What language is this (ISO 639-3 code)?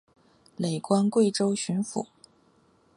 zho